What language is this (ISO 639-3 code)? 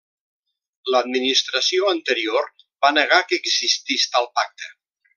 cat